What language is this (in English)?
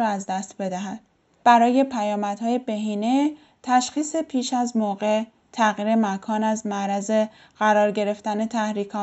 Persian